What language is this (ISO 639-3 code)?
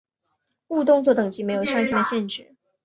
zho